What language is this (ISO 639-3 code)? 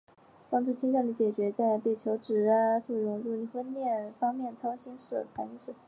zho